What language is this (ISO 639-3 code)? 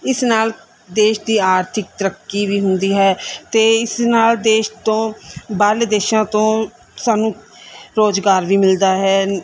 pan